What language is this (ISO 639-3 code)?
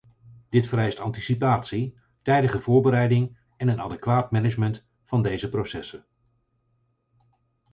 nld